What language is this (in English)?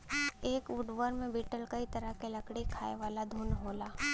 Bhojpuri